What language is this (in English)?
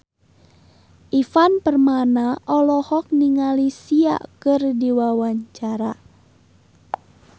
Sundanese